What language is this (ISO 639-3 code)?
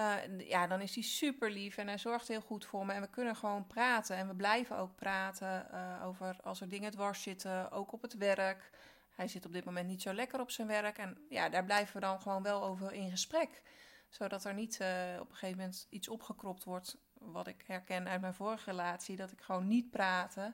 nld